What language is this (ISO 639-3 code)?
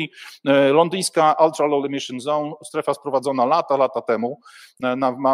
pol